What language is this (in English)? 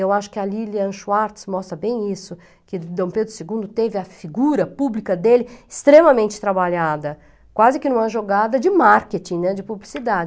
Portuguese